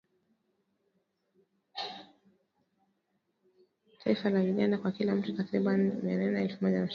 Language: Swahili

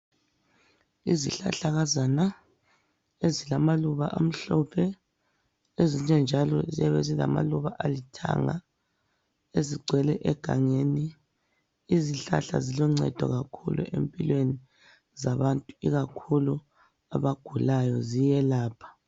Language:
North Ndebele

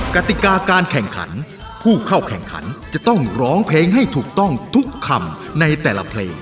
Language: Thai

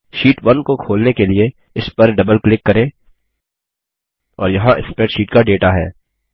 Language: Hindi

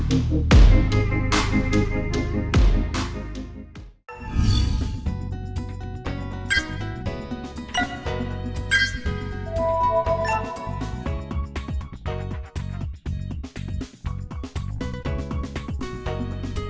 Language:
Vietnamese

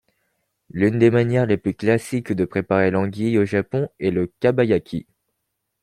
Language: French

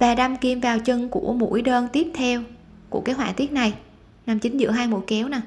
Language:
Vietnamese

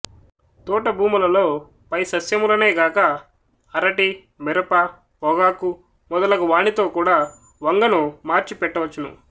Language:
Telugu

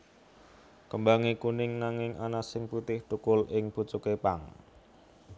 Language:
Javanese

